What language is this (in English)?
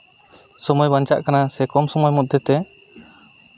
Santali